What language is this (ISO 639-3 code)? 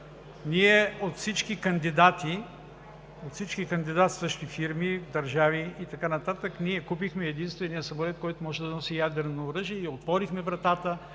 bul